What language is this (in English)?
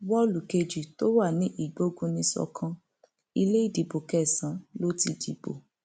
Yoruba